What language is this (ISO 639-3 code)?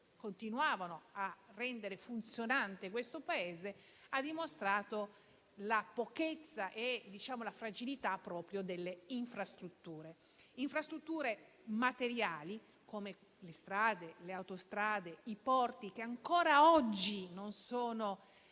ita